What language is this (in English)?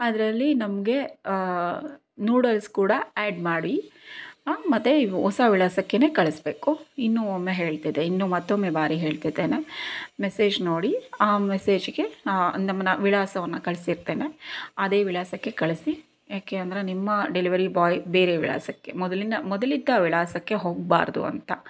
Kannada